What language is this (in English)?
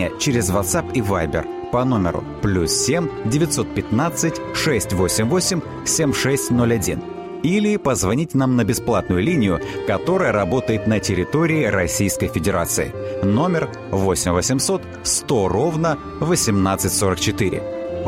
Russian